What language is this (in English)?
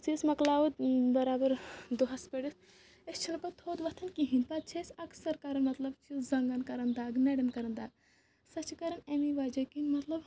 Kashmiri